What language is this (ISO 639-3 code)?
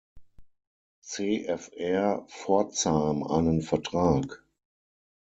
deu